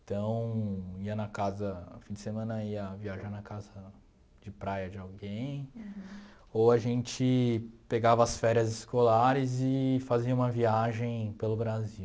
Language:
Portuguese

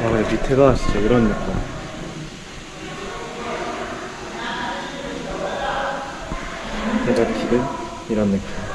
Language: Korean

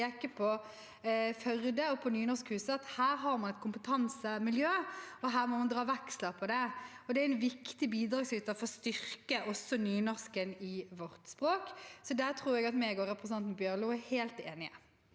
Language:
Norwegian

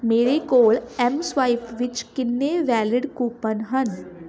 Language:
Punjabi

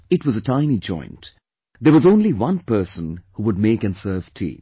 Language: English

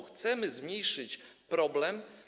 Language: Polish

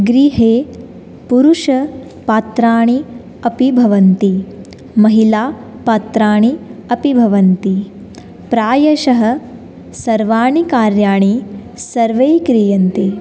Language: Sanskrit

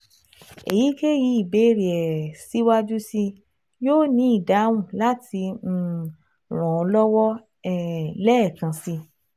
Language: Yoruba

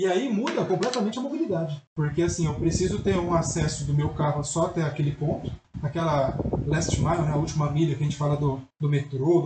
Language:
Portuguese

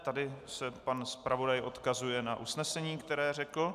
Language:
Czech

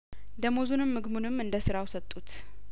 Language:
Amharic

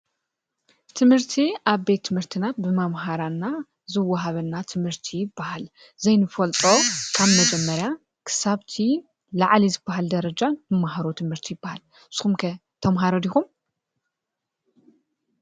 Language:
Tigrinya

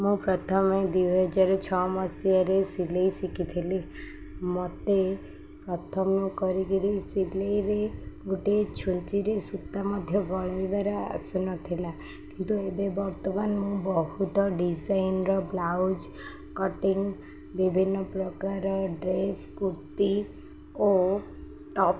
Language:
Odia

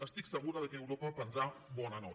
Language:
Catalan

